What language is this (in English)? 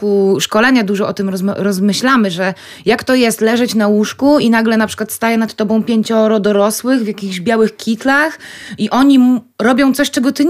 Polish